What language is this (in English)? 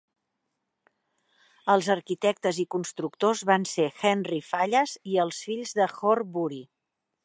Catalan